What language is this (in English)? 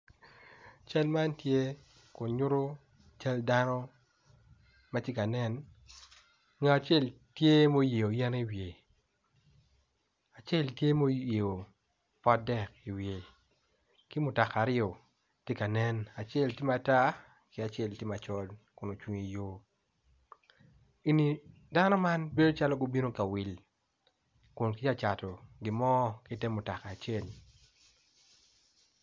Acoli